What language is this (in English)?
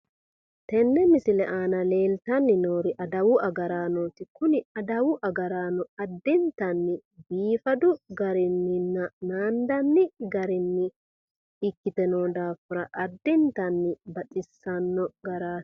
Sidamo